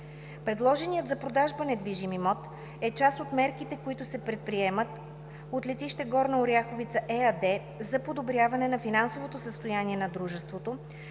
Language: Bulgarian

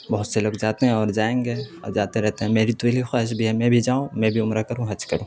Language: Urdu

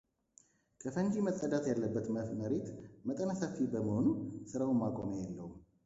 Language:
Amharic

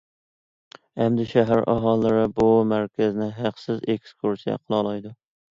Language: Uyghur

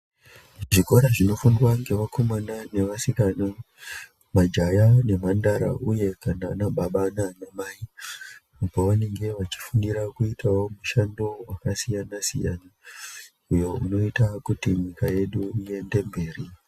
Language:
Ndau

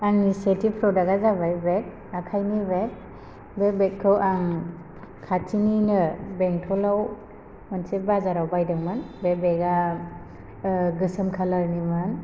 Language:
Bodo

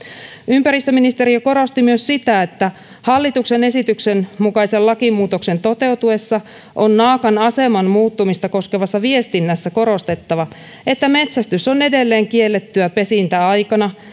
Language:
Finnish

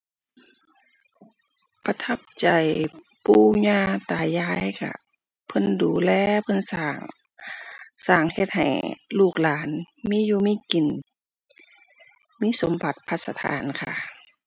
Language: Thai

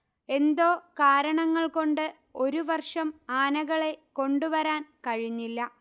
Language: Malayalam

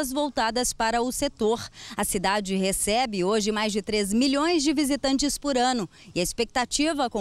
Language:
Portuguese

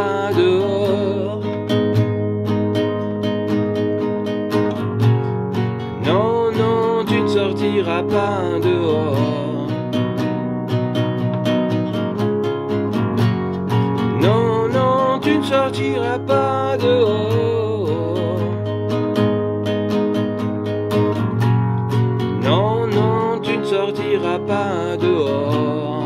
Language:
French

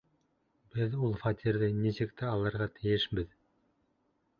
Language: Bashkir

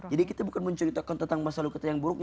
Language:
Indonesian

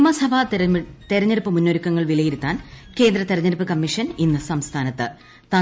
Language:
Malayalam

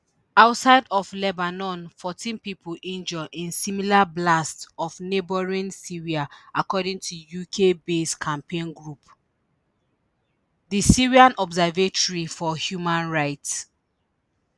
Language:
Nigerian Pidgin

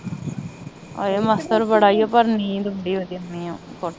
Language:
Punjabi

